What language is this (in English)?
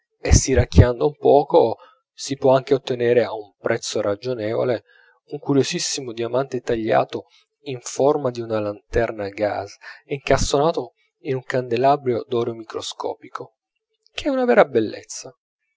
Italian